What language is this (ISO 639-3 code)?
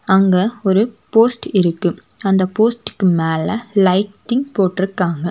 tam